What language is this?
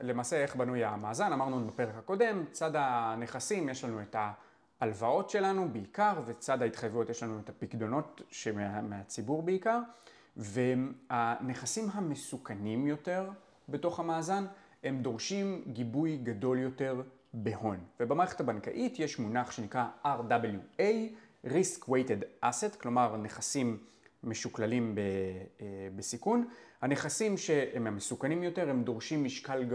Hebrew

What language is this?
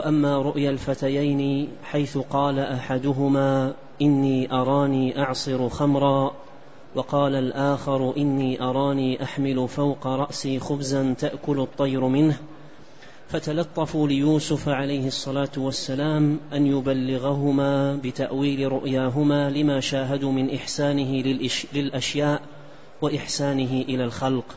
Arabic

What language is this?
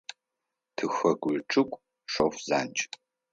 Adyghe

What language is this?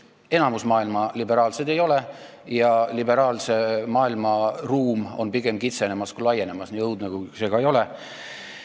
Estonian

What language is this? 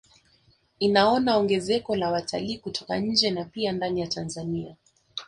Swahili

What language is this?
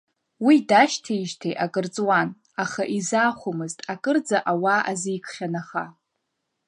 Abkhazian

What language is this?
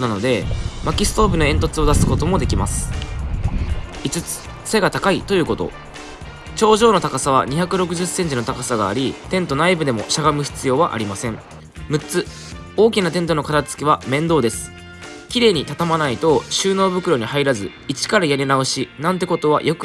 Japanese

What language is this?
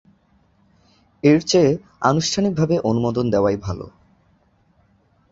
Bangla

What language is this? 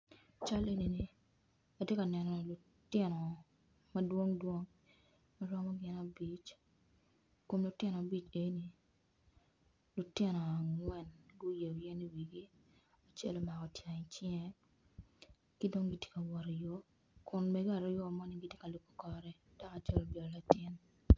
Acoli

